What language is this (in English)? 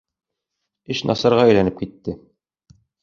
Bashkir